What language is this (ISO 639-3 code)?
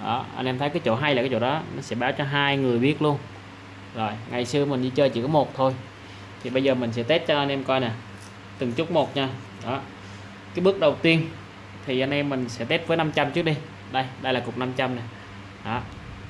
vie